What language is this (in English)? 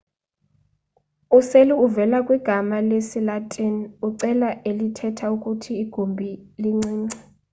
Xhosa